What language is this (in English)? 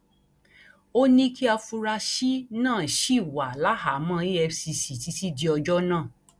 Yoruba